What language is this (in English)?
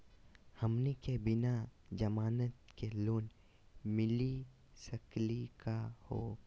Magahi